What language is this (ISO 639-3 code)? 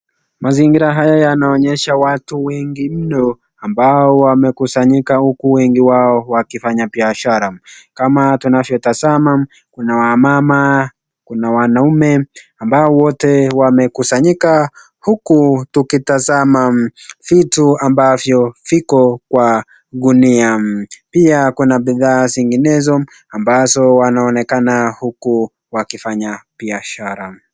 swa